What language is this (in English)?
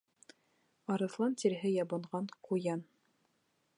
Bashkir